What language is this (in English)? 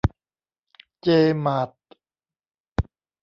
Thai